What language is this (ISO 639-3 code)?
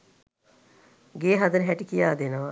sin